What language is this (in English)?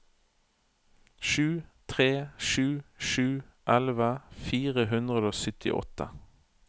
Norwegian